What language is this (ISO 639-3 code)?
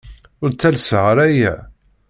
kab